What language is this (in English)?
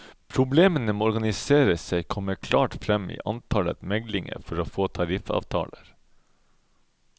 Norwegian